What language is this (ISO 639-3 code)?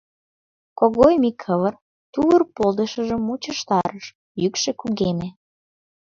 chm